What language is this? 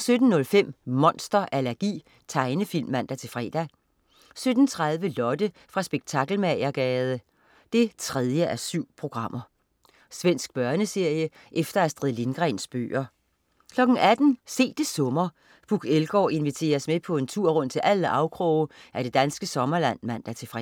Danish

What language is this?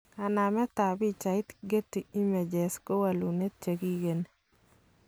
Kalenjin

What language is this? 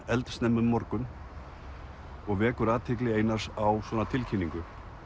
Icelandic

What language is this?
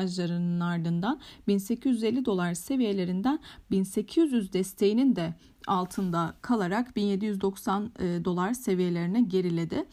Turkish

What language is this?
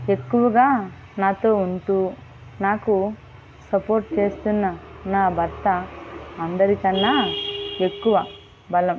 Telugu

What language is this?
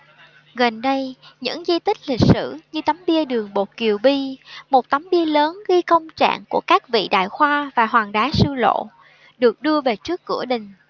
Vietnamese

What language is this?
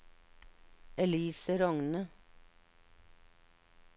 Norwegian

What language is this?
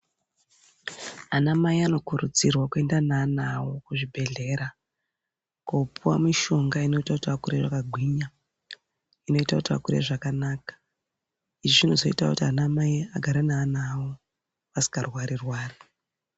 Ndau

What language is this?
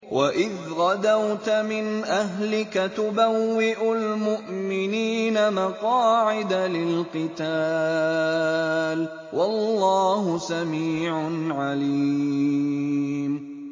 Arabic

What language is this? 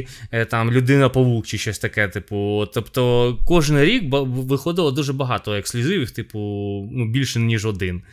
Ukrainian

